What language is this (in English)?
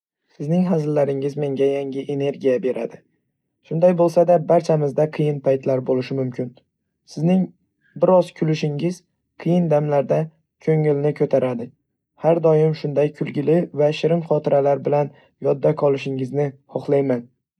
Uzbek